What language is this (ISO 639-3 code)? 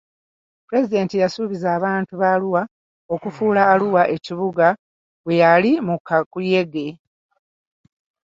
lug